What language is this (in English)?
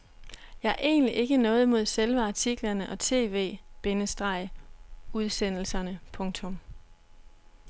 Danish